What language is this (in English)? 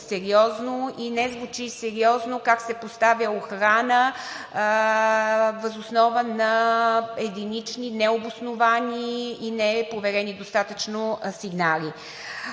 Bulgarian